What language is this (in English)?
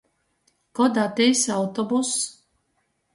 Latgalian